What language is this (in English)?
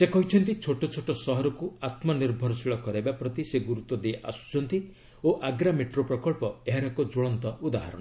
Odia